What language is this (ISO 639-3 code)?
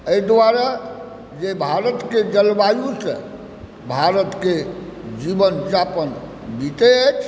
mai